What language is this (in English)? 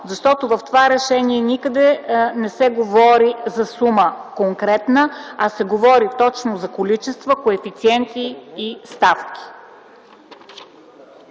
Bulgarian